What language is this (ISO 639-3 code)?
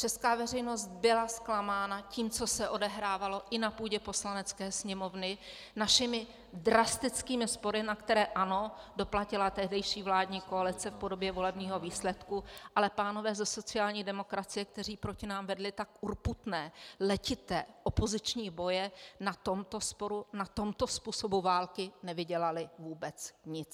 ces